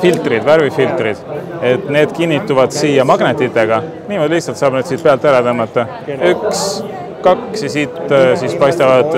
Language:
Finnish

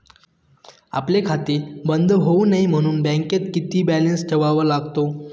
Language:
Marathi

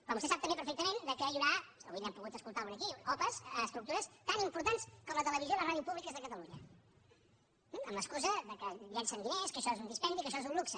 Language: Catalan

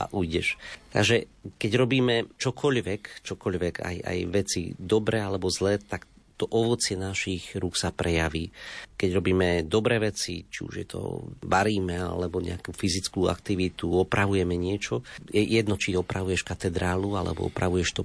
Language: Slovak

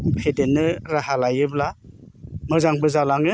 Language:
Bodo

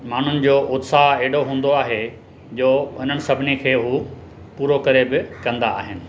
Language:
Sindhi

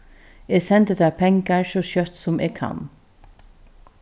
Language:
Faroese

